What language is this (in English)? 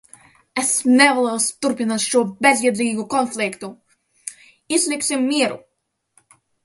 Latvian